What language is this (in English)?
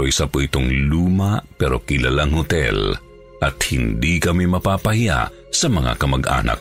Filipino